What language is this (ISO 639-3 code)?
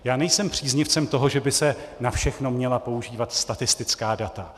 ces